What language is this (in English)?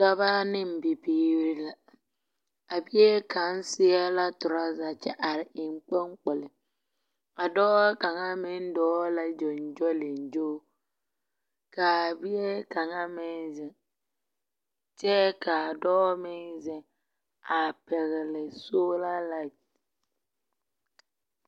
Southern Dagaare